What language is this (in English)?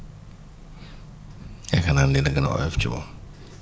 Wolof